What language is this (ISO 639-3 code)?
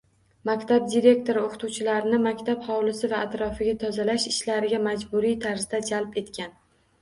uzb